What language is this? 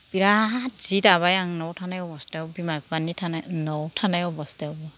Bodo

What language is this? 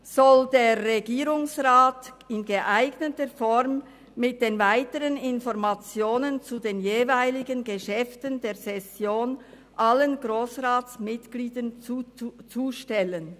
Swiss German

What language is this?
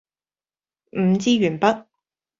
Cantonese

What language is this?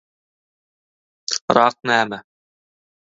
Turkmen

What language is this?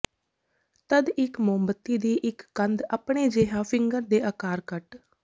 Punjabi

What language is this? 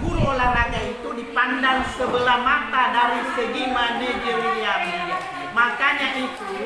Indonesian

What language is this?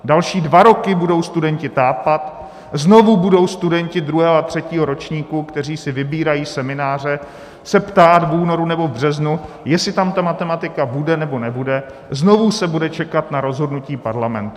Czech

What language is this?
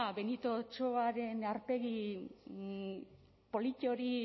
Basque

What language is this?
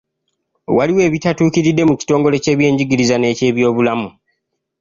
Ganda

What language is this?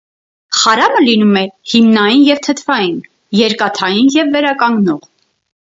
Armenian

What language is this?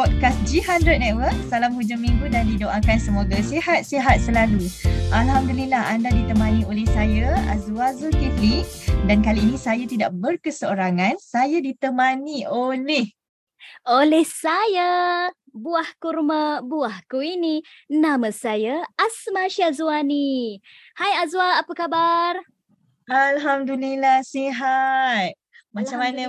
Malay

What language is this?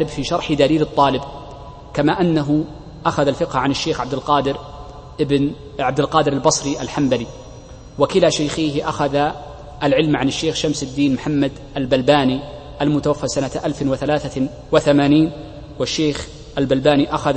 Arabic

